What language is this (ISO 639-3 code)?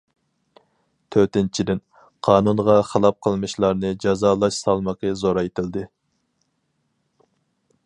uig